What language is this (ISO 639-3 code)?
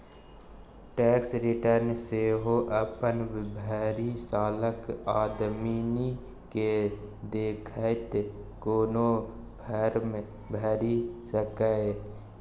mai